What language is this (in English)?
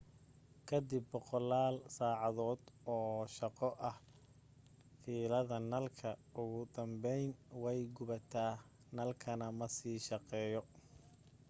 Somali